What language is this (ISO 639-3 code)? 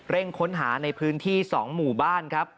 tha